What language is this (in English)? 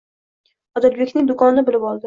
Uzbek